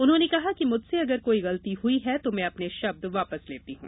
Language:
Hindi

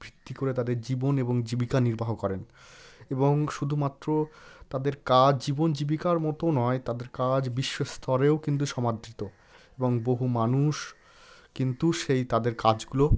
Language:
Bangla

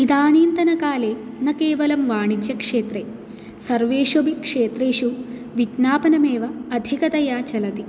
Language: Sanskrit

